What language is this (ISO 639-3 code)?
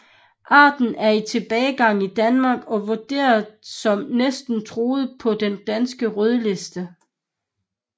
dan